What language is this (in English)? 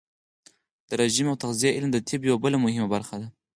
Pashto